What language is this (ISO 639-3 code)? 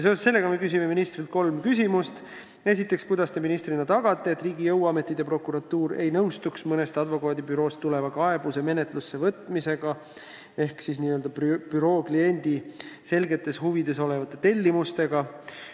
est